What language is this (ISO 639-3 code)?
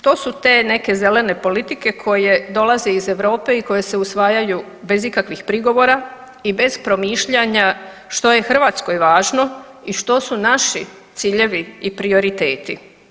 hrv